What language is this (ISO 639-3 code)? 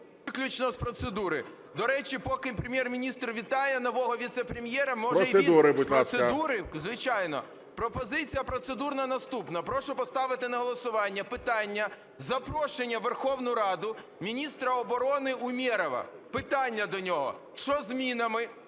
ukr